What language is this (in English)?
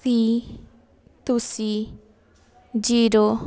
Punjabi